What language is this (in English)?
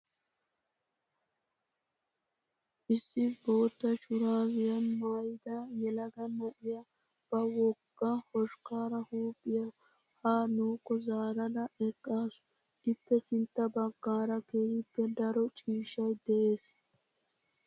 Wolaytta